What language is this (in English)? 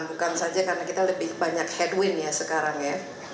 Indonesian